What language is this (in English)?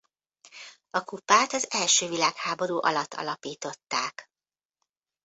Hungarian